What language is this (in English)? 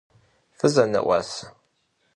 Kabardian